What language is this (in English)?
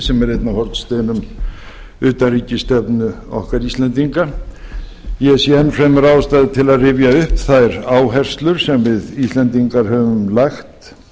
Icelandic